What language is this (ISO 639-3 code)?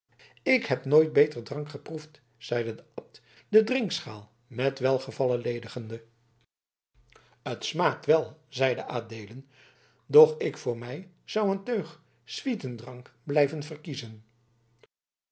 nld